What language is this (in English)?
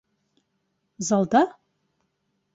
Bashkir